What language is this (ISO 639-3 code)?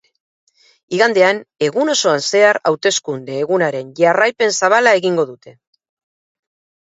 eus